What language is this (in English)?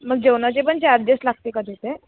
Marathi